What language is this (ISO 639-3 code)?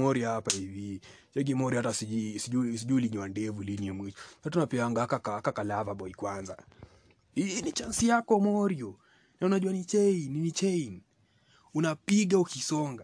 swa